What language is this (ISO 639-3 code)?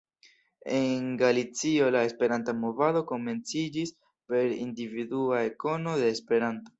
epo